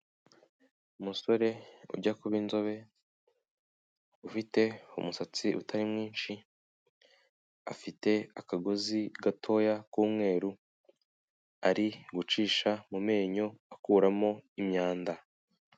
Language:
Kinyarwanda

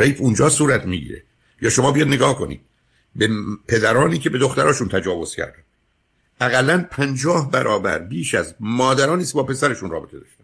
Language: Persian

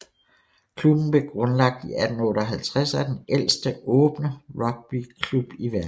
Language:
Danish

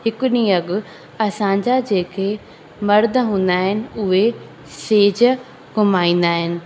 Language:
Sindhi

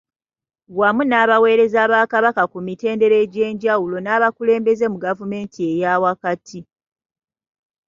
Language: Ganda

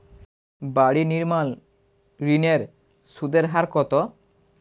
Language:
Bangla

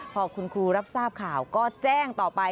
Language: Thai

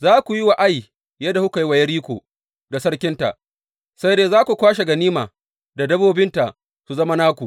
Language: Hausa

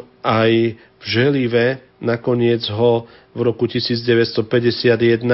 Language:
Slovak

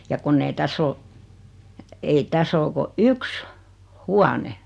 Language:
Finnish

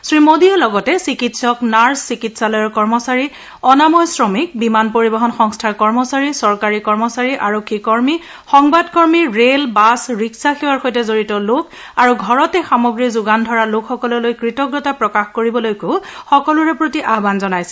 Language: Assamese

